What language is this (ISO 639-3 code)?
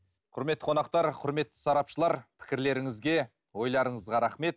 kaz